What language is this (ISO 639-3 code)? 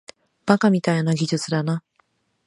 jpn